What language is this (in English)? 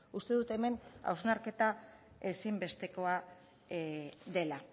Basque